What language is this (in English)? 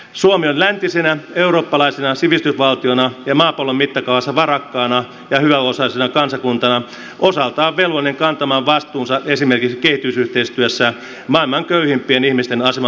Finnish